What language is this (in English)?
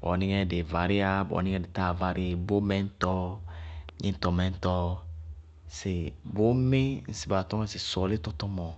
Bago-Kusuntu